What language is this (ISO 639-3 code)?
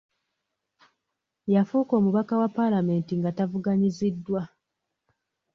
lug